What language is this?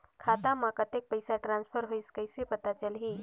Chhattisgarhi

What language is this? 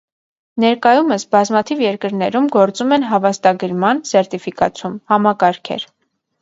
Armenian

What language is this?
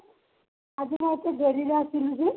Odia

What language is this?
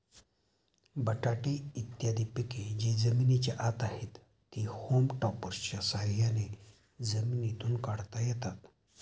Marathi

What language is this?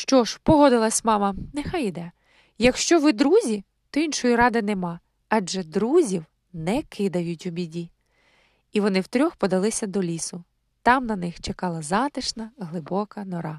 Ukrainian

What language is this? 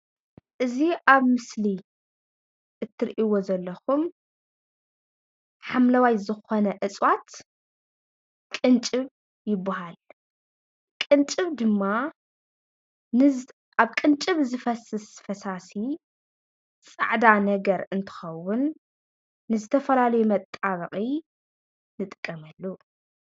Tigrinya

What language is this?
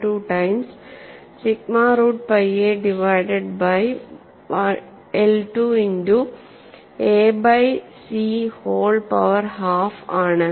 Malayalam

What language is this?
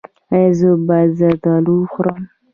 Pashto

